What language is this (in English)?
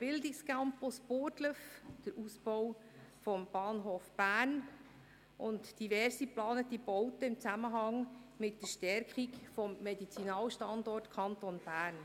Swiss German